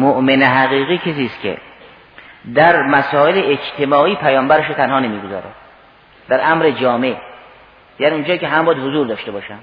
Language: Persian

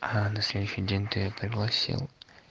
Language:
Russian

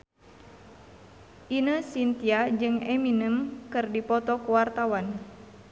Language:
Sundanese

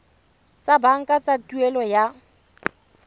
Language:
Tswana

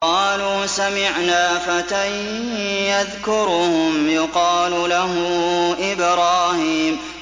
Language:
Arabic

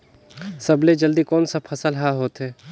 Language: Chhattisgarhi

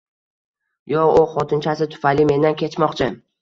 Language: Uzbek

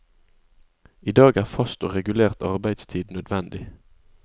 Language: Norwegian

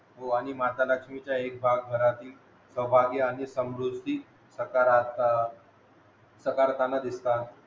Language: Marathi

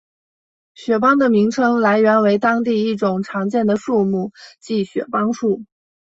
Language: Chinese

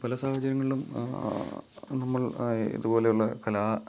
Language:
Malayalam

